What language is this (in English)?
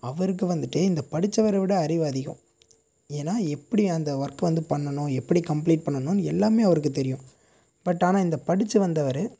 Tamil